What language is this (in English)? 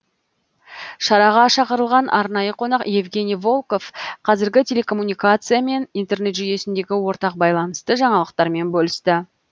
Kazakh